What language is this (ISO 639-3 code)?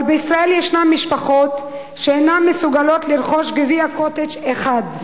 heb